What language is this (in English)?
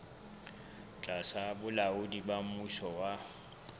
Southern Sotho